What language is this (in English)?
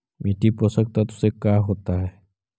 Magahi